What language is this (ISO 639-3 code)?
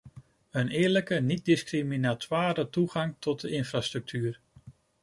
nld